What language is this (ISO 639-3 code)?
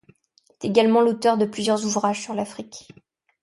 fra